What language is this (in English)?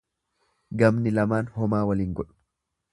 Oromo